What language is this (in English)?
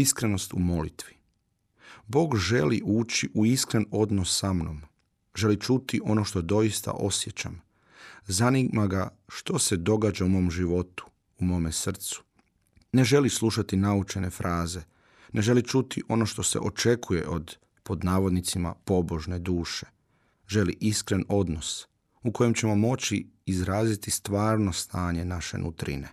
Croatian